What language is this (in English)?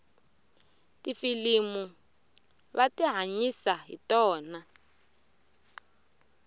Tsonga